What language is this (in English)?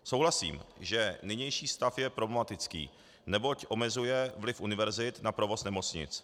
Czech